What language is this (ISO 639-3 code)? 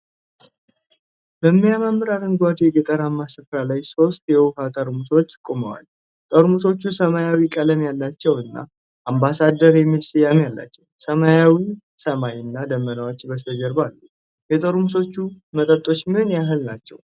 amh